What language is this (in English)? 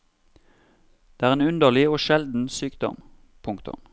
Norwegian